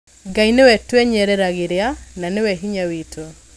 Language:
Kikuyu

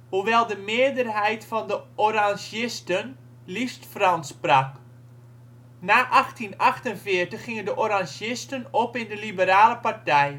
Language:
Dutch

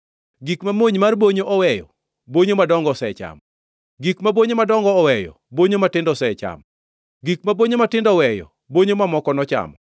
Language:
Luo (Kenya and Tanzania)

